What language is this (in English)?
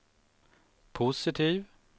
Swedish